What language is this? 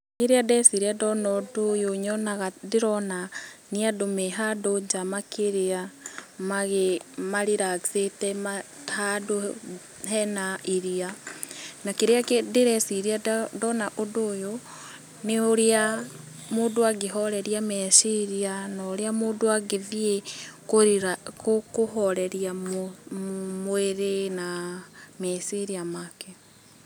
Kikuyu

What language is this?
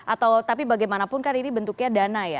Indonesian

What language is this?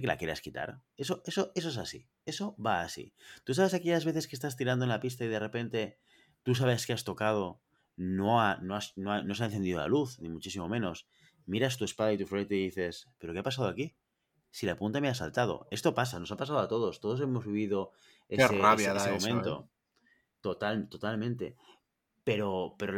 Spanish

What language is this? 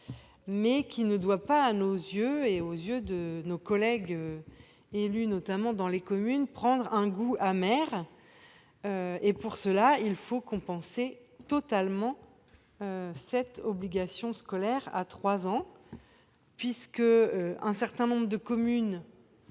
French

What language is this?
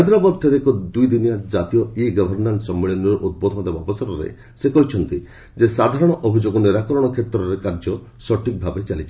Odia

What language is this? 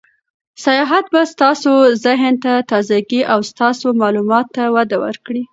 Pashto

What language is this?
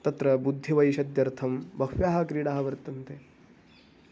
Sanskrit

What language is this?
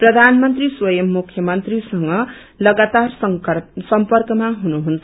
Nepali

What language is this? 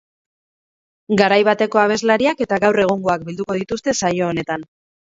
Basque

